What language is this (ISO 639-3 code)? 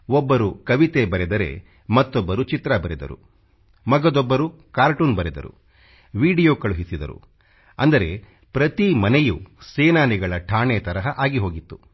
kan